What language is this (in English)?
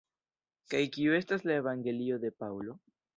Esperanto